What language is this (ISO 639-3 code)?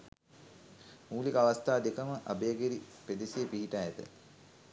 sin